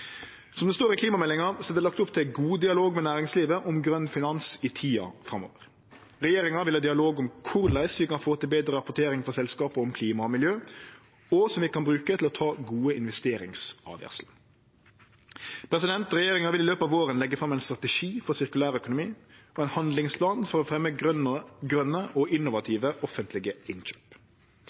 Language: Norwegian Nynorsk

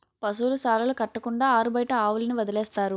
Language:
Telugu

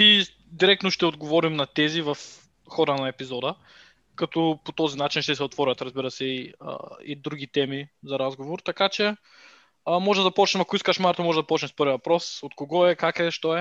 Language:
Bulgarian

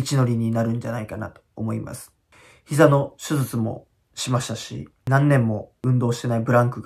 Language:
Japanese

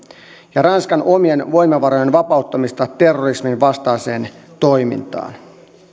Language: Finnish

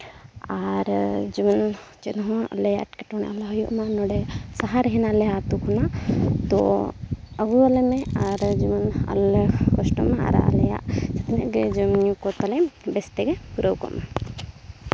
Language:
Santali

